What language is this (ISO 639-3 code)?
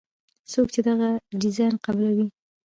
pus